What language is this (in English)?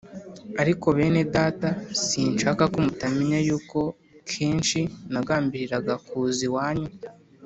Kinyarwanda